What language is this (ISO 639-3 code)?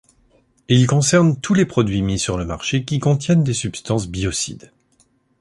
fra